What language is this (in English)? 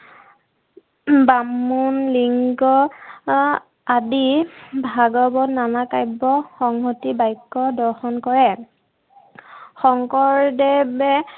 Assamese